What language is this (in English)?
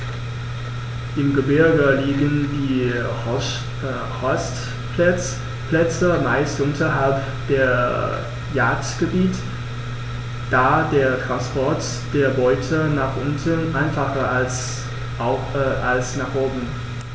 German